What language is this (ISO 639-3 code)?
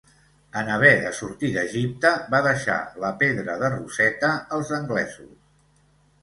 cat